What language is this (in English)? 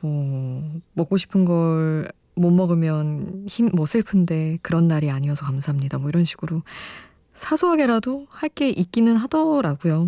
Korean